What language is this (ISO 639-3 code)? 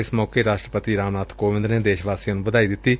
pan